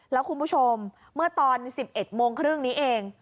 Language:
Thai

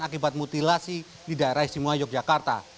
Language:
Indonesian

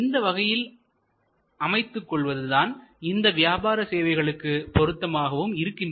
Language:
Tamil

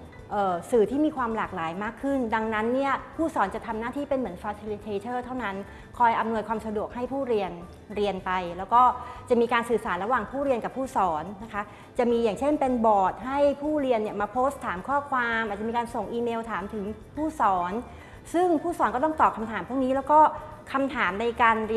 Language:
Thai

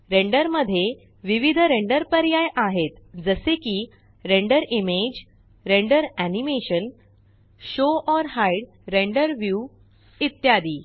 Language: Marathi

